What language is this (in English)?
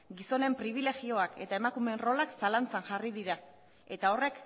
Basque